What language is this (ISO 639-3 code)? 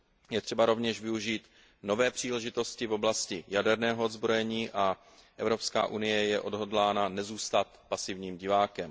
ces